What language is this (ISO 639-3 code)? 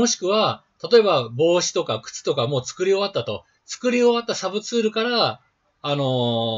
jpn